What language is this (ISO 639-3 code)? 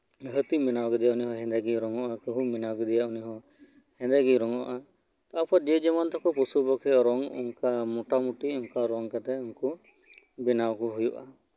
sat